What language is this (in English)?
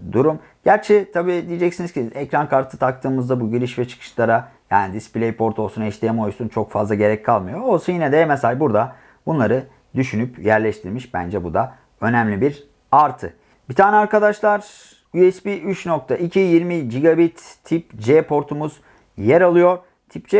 Turkish